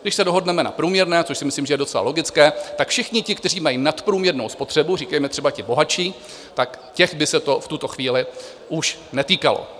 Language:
Czech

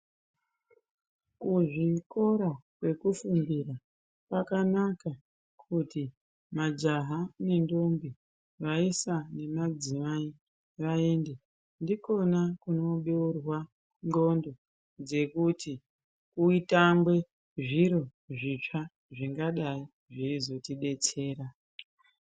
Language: Ndau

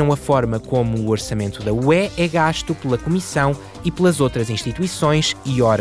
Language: Portuguese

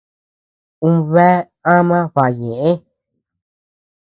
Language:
Tepeuxila Cuicatec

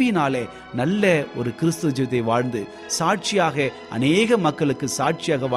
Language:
Tamil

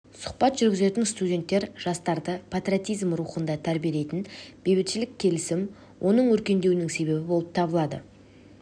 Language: Kazakh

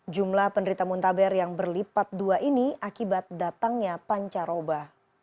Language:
Indonesian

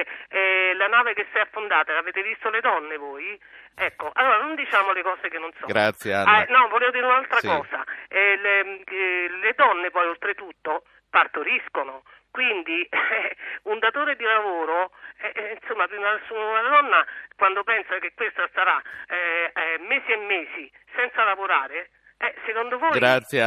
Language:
Italian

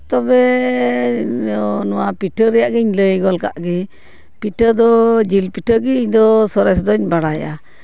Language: Santali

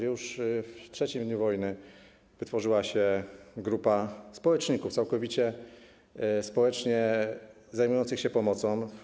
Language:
Polish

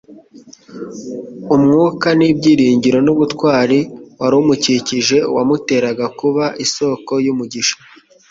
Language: Kinyarwanda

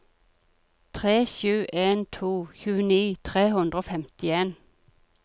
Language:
Norwegian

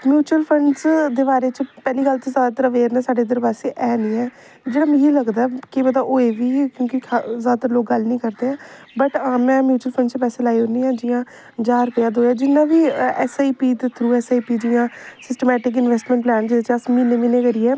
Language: Dogri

